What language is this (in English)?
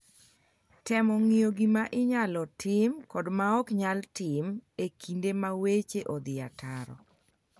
Luo (Kenya and Tanzania)